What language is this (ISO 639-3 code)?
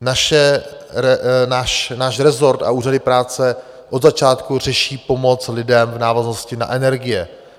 ces